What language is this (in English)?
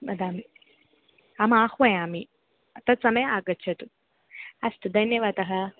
Sanskrit